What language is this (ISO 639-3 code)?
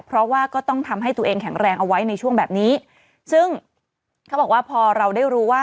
tha